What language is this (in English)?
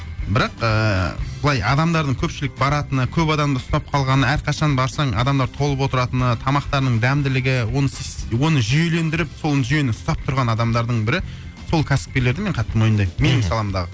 Kazakh